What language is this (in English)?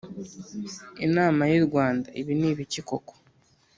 Kinyarwanda